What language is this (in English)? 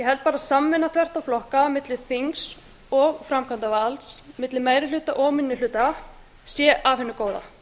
Icelandic